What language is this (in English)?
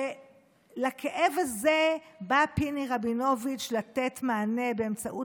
Hebrew